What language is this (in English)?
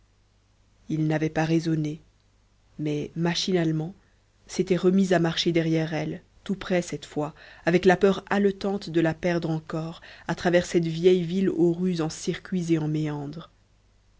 French